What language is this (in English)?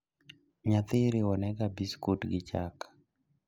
Luo (Kenya and Tanzania)